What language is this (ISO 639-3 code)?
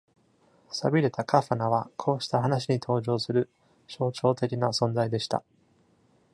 jpn